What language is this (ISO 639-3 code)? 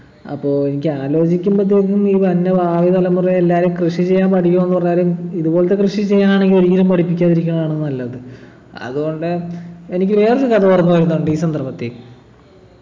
mal